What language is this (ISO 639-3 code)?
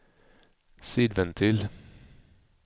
swe